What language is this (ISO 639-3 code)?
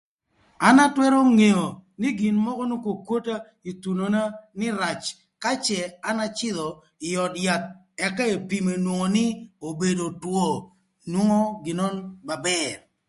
lth